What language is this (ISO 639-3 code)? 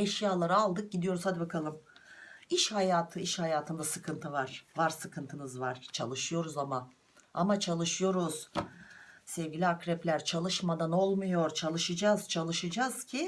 tur